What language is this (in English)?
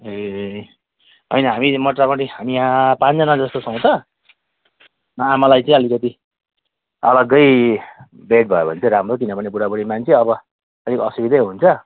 Nepali